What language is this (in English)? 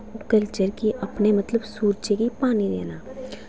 Dogri